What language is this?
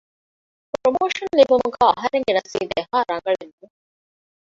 Divehi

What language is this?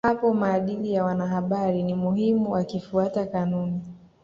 Swahili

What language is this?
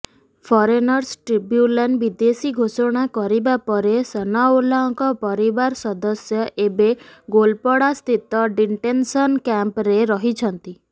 Odia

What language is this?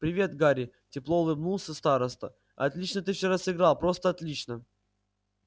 Russian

